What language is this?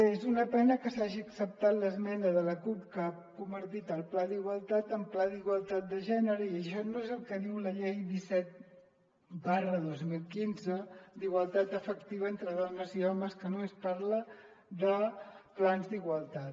Catalan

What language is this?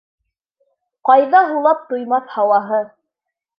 Bashkir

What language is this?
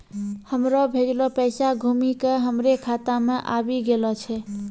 Maithili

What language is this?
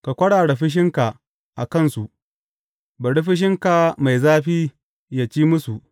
Hausa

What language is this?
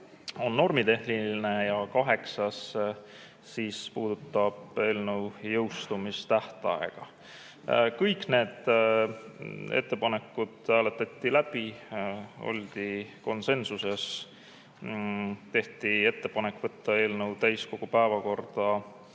Estonian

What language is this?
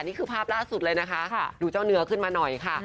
Thai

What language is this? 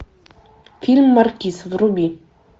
Russian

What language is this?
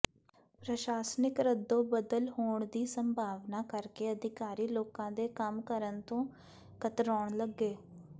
Punjabi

